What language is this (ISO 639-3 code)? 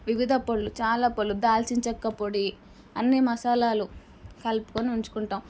tel